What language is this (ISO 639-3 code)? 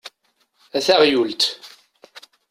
kab